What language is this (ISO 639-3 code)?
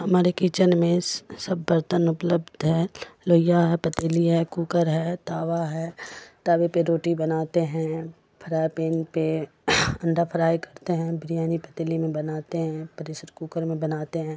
urd